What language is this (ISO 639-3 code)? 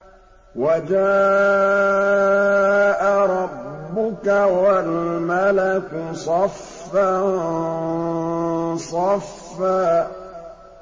ara